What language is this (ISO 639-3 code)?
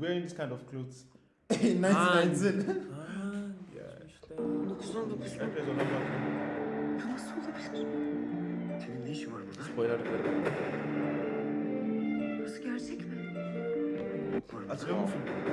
tur